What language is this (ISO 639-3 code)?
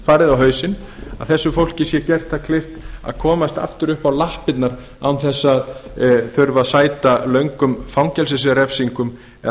isl